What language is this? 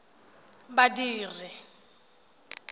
Tswana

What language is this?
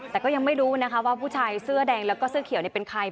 Thai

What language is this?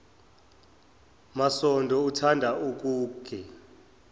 Zulu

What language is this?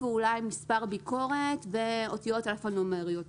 Hebrew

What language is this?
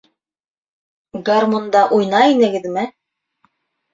Bashkir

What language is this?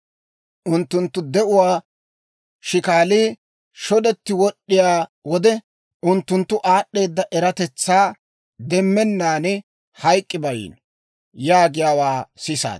Dawro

